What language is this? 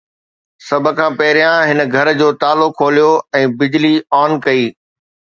Sindhi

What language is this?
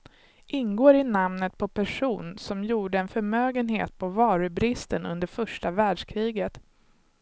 Swedish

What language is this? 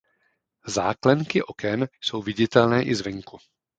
Czech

